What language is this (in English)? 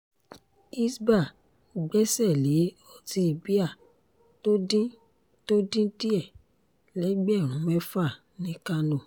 Yoruba